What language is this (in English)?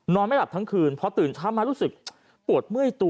Thai